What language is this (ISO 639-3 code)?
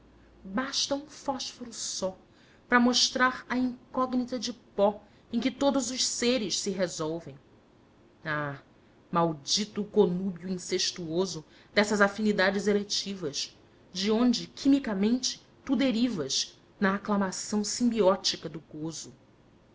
por